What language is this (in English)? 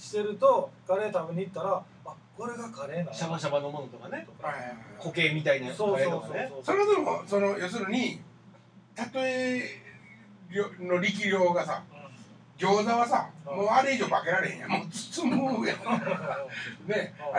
Japanese